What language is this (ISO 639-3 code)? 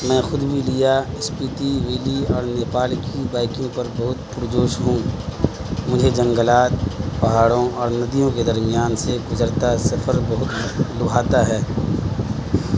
urd